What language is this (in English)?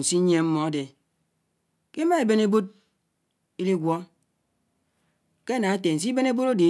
Anaang